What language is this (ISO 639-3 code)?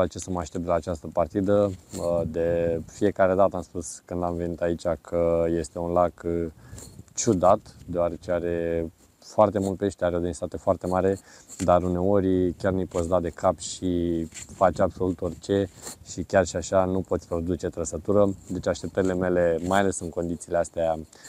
ron